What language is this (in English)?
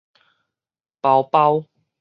Min Nan Chinese